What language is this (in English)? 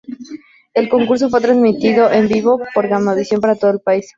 Spanish